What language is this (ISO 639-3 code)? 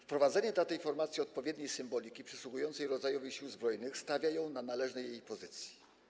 pol